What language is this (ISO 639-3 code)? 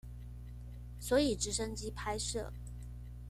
zho